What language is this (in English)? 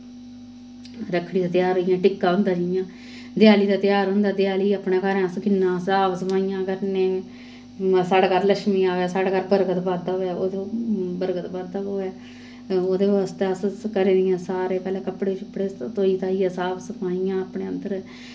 Dogri